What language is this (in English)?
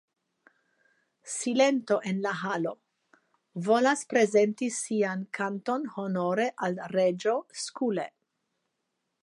Esperanto